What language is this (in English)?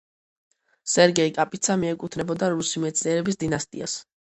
Georgian